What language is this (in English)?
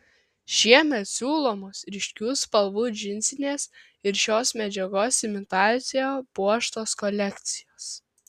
Lithuanian